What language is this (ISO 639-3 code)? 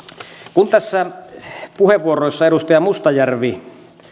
fin